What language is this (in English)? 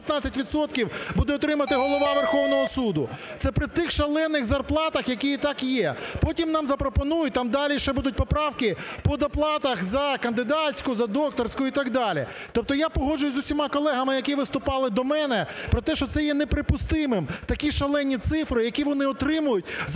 Ukrainian